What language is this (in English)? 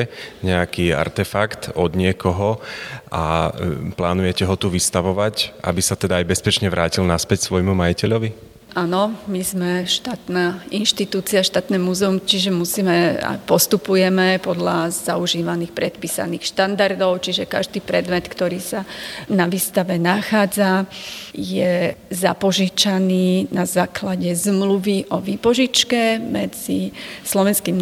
Slovak